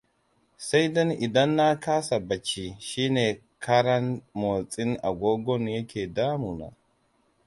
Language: Hausa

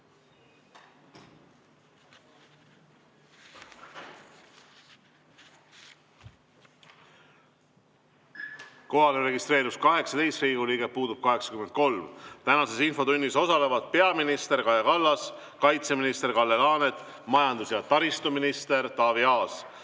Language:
Estonian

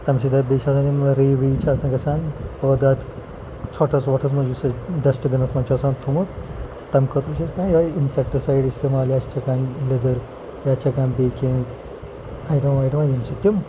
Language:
Kashmiri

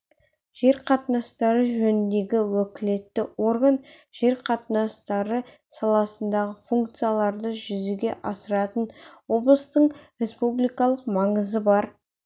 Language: Kazakh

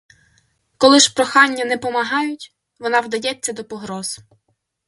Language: Ukrainian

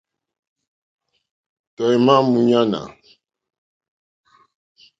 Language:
Mokpwe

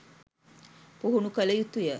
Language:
Sinhala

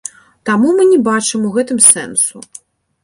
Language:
Belarusian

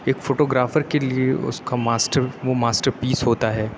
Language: Urdu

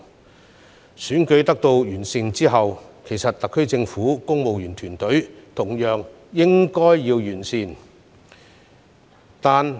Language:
Cantonese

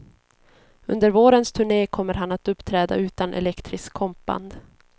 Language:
Swedish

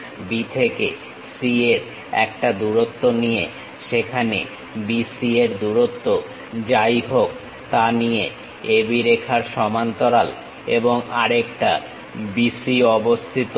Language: Bangla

